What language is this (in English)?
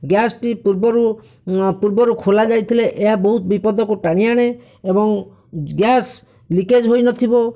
Odia